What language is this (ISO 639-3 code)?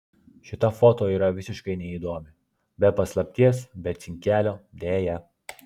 lit